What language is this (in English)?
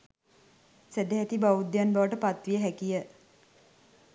Sinhala